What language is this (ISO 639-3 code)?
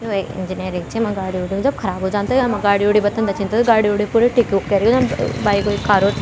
gbm